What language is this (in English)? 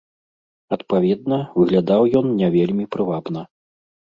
Belarusian